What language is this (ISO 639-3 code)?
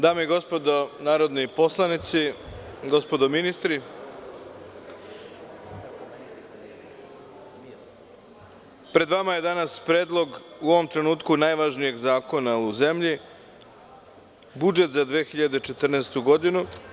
srp